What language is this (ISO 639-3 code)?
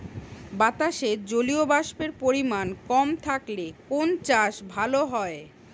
ben